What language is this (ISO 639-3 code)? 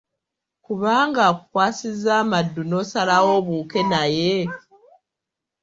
lug